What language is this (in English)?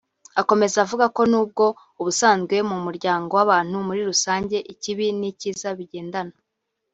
Kinyarwanda